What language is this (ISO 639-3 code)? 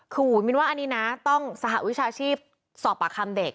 tha